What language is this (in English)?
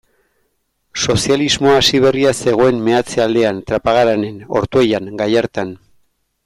Basque